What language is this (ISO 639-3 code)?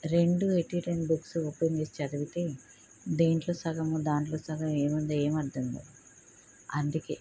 tel